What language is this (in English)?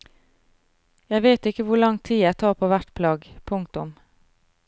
Norwegian